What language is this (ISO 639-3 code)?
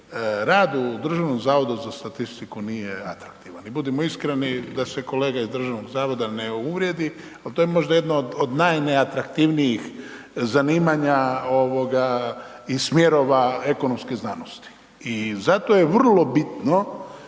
hrv